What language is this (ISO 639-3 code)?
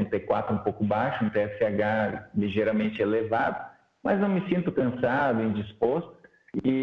por